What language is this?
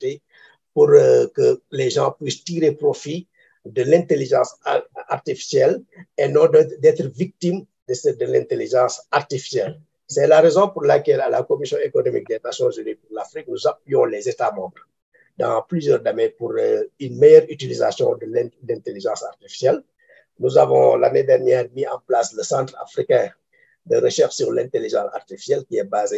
French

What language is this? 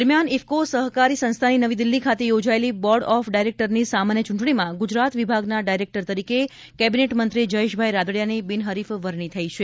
Gujarati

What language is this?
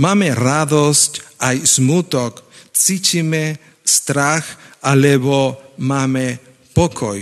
Slovak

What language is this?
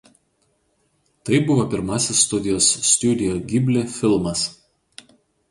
Lithuanian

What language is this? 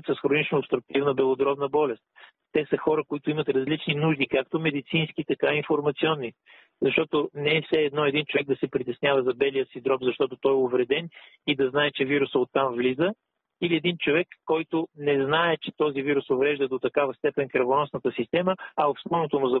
Bulgarian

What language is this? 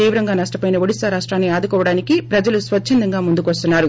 Telugu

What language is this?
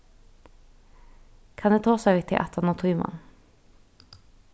Faroese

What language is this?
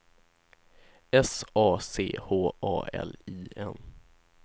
Swedish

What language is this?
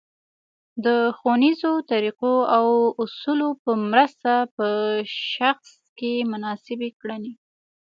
Pashto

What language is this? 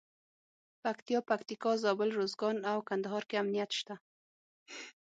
Pashto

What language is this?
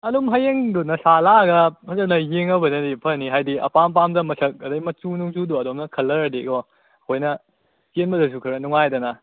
Manipuri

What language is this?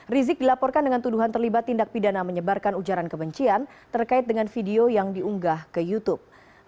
Indonesian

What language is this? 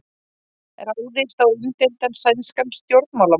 Icelandic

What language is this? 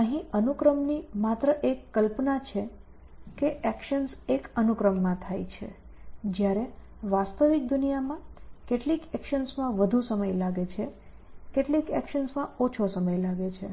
Gujarati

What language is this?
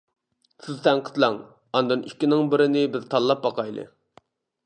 Uyghur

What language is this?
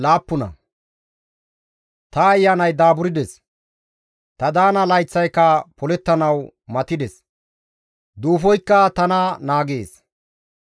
Gamo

